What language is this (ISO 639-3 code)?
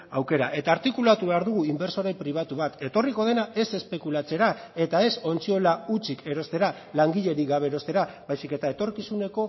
eus